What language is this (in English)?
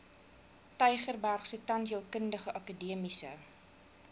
Afrikaans